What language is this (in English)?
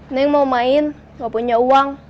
Indonesian